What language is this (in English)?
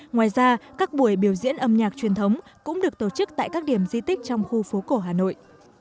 Vietnamese